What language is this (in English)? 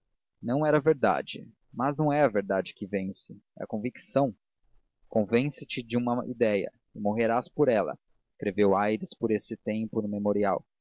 Portuguese